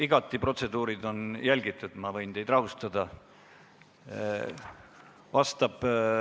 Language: Estonian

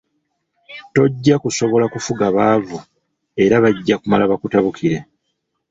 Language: Ganda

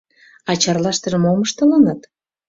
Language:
Mari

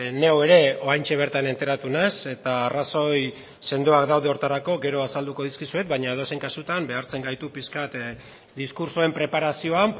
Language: Basque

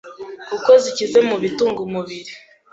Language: Kinyarwanda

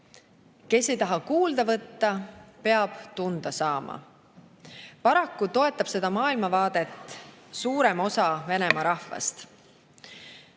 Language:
Estonian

